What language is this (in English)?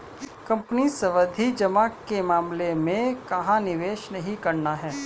Hindi